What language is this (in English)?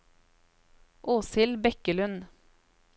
Norwegian